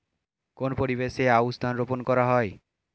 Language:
Bangla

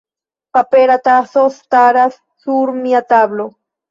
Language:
Esperanto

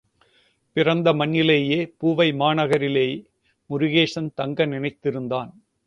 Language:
Tamil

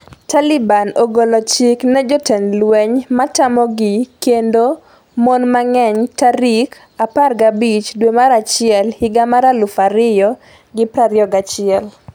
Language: Luo (Kenya and Tanzania)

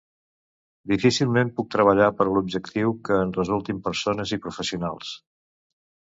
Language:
Catalan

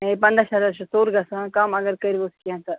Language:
Kashmiri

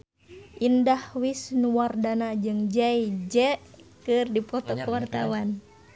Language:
Sundanese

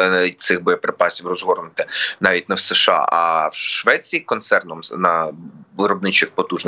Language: Ukrainian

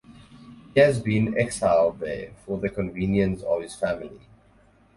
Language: English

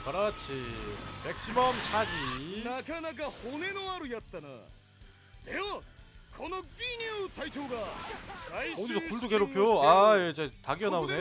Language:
Korean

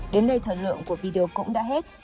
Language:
Vietnamese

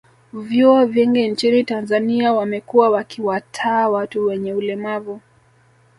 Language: Swahili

